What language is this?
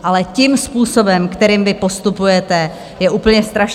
Czech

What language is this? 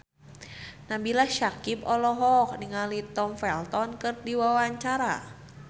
Sundanese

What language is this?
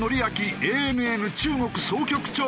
Japanese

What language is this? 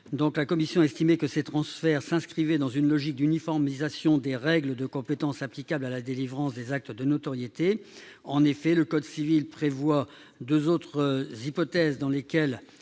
French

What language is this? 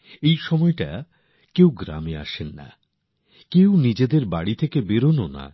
Bangla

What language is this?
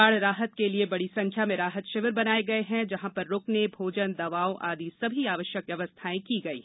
Hindi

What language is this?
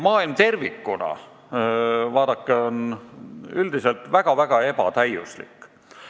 Estonian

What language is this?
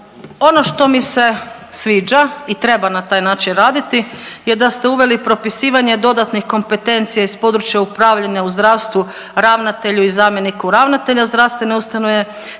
Croatian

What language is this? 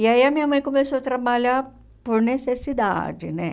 Portuguese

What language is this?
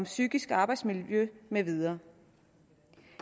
Danish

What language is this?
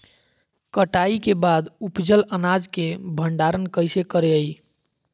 Magahi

